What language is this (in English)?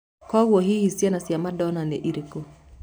Kikuyu